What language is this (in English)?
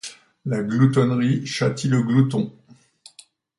French